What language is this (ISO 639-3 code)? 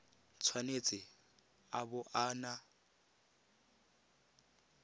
tsn